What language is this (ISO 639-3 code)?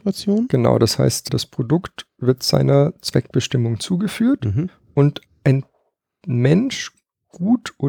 deu